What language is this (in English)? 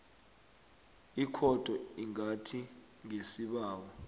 South Ndebele